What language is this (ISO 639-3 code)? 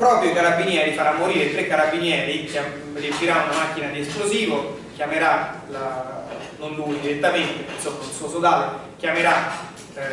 ita